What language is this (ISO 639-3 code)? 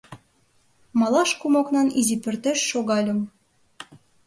chm